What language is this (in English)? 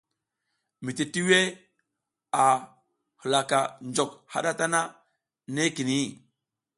South Giziga